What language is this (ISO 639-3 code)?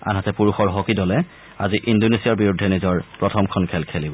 asm